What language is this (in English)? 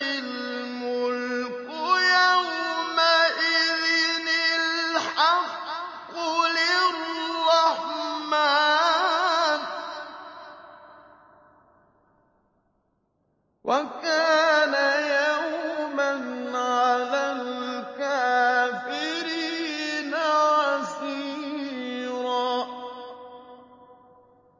Arabic